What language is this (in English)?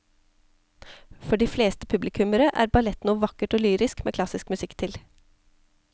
Norwegian